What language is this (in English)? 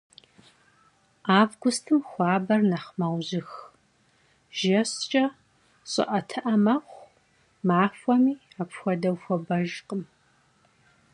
Kabardian